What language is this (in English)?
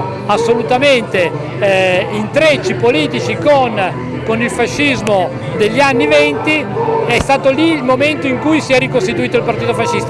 Italian